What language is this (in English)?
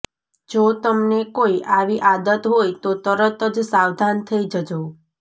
Gujarati